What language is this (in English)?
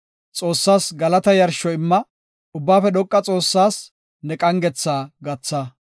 Gofa